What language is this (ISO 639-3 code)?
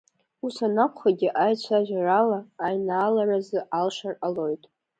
abk